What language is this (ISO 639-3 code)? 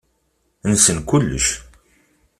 kab